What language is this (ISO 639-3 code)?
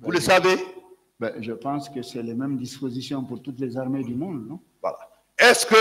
fra